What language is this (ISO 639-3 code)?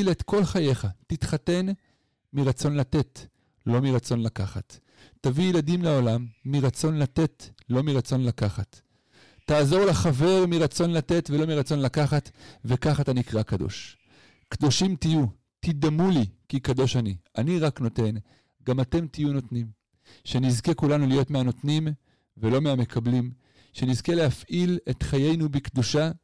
heb